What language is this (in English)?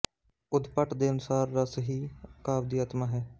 Punjabi